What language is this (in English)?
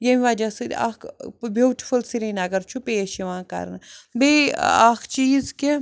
Kashmiri